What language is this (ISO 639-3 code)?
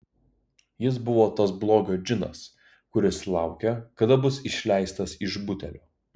lit